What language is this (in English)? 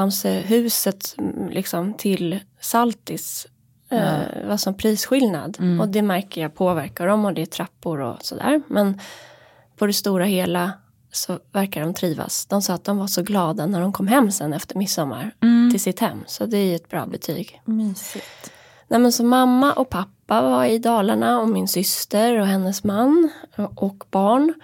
Swedish